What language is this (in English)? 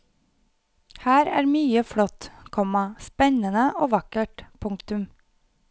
Norwegian